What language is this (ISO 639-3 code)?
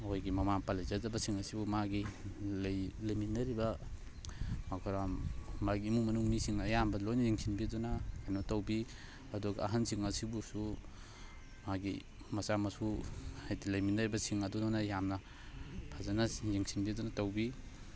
mni